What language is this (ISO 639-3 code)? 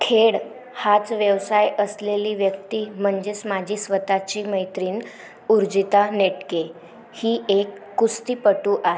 mar